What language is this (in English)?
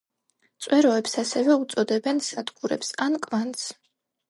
Georgian